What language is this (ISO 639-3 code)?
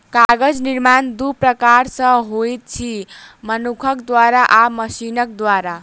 mai